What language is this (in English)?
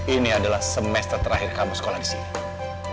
Indonesian